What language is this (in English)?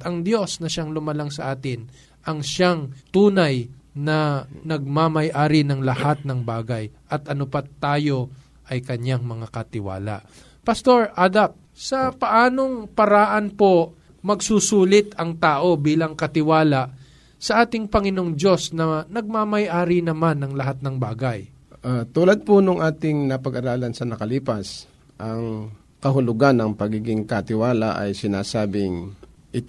Filipino